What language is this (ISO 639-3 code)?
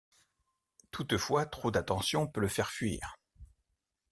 fra